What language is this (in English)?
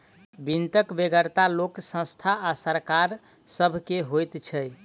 Maithili